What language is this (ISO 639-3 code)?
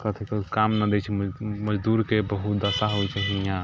mai